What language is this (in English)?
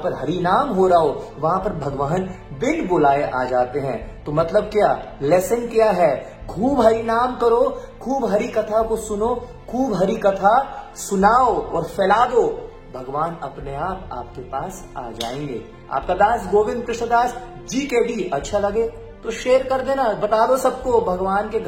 Hindi